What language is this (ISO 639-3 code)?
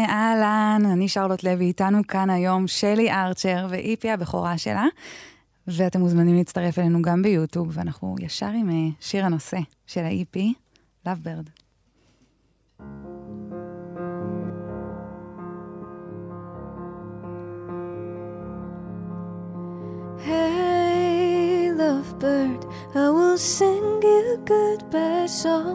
heb